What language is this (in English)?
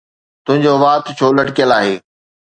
Sindhi